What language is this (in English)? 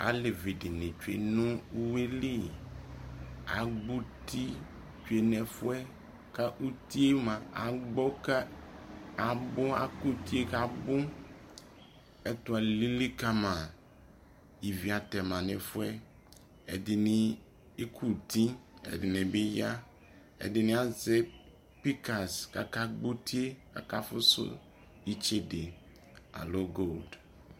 Ikposo